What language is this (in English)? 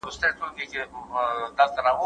Pashto